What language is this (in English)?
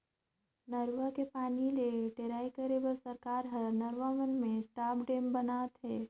Chhattisgarhi